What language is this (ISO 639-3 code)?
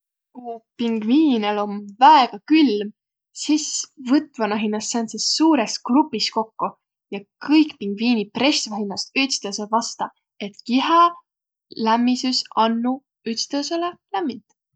vro